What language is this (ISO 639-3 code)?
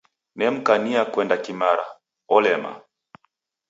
dav